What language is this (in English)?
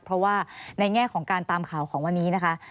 Thai